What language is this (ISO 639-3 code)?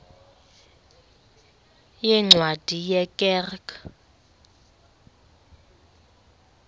xho